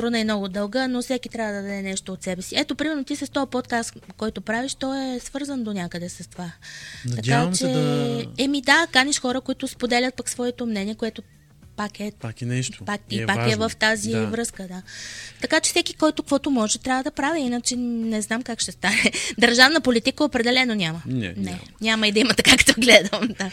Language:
Bulgarian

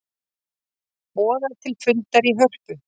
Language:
Icelandic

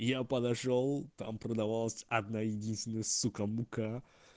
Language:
Russian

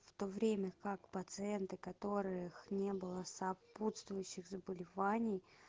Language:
Russian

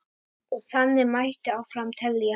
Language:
Icelandic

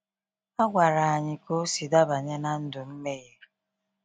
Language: Igbo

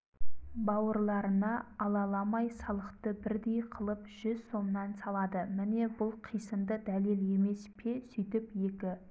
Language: Kazakh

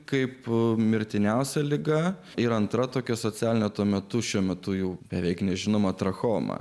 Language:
Lithuanian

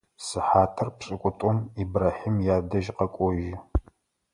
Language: Adyghe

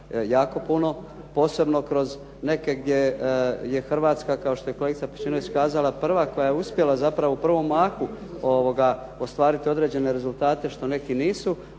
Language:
Croatian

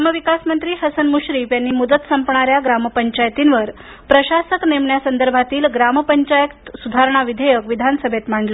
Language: Marathi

